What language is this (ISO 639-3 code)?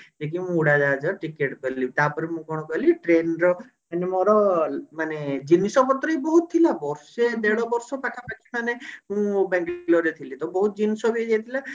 ori